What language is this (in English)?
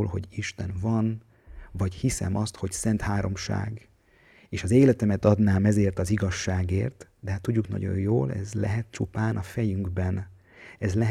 Hungarian